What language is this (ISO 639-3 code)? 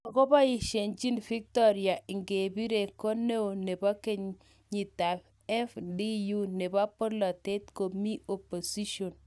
kln